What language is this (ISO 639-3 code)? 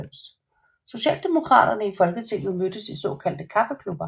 dan